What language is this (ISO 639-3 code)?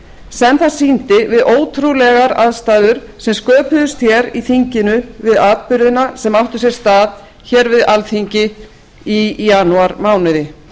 isl